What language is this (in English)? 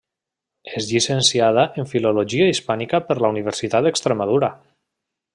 Catalan